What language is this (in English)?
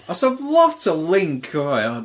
Welsh